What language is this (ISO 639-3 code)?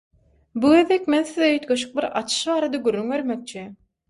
tuk